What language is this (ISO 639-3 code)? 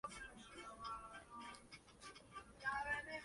spa